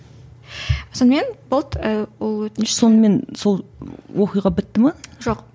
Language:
Kazakh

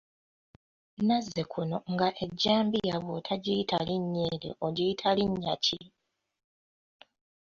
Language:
Ganda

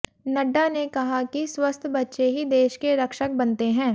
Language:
Hindi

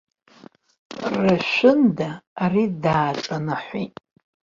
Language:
Abkhazian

